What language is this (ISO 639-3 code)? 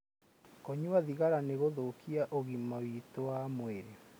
kik